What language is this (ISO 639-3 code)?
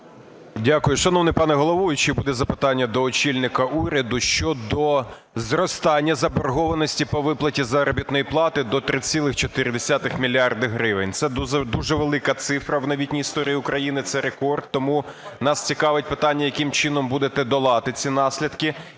ukr